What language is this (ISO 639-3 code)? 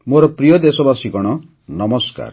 ori